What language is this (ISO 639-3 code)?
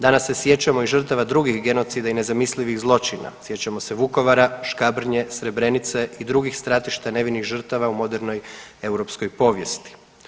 hrv